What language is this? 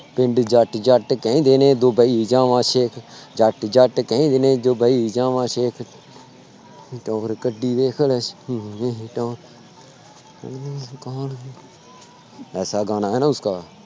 Punjabi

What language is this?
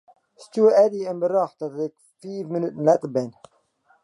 Western Frisian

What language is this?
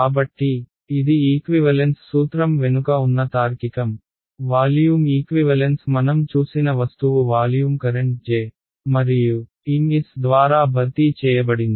Telugu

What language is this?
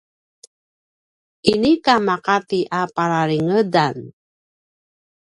Paiwan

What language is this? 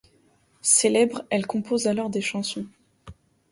French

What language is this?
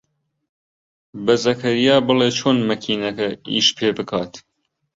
Central Kurdish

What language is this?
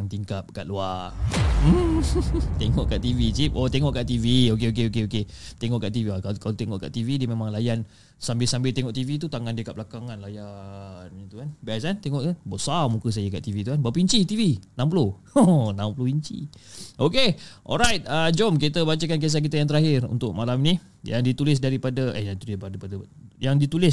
Malay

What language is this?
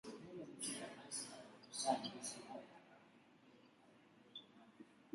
Swahili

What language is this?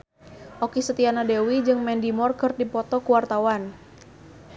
Sundanese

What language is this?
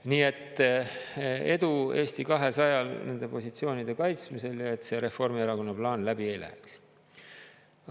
Estonian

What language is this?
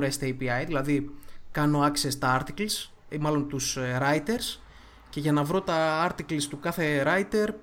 Greek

